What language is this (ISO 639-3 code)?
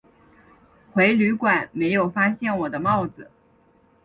zho